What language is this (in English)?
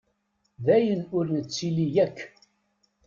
Kabyle